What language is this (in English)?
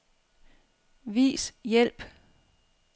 Danish